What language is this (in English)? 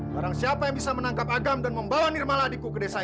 Indonesian